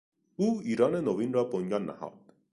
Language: Persian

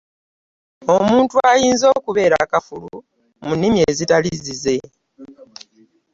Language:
Ganda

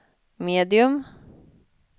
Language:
Swedish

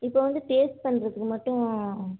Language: Tamil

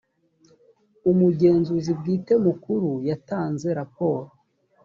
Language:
Kinyarwanda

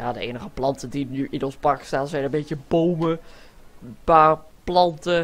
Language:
Dutch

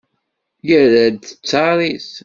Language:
Kabyle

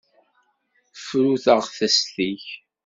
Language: Kabyle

